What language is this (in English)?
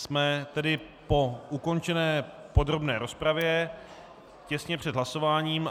Czech